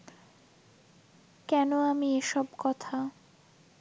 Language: Bangla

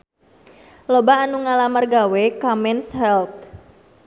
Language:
Sundanese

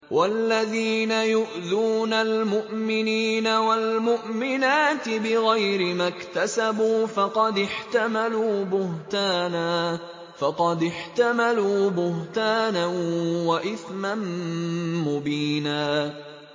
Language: Arabic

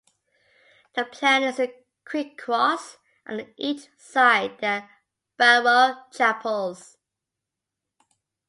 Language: English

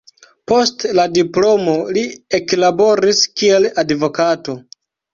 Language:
Esperanto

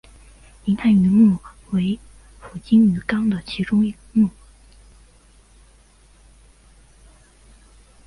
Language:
Chinese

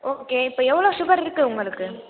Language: Tamil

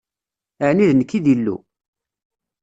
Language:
Kabyle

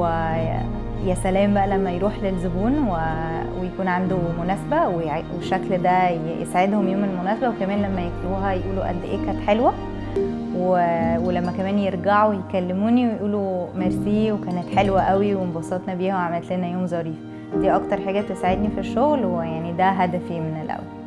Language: Arabic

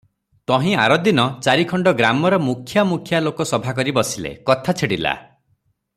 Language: Odia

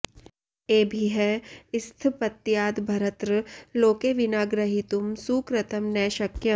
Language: Sanskrit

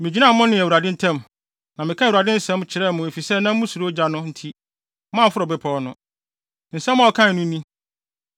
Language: Akan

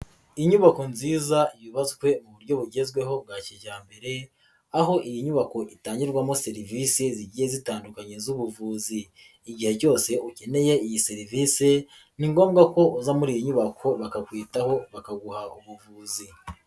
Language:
Kinyarwanda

